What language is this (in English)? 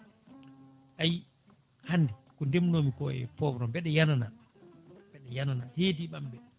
Fula